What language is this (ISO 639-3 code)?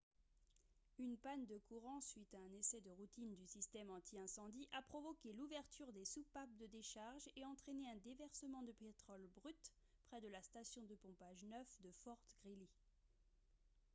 fra